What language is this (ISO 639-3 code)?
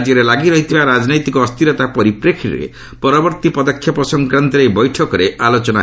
ori